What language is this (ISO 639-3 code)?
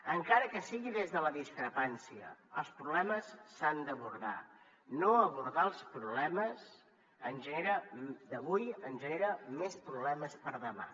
cat